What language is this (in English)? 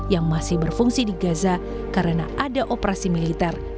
Indonesian